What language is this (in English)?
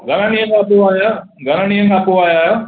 Sindhi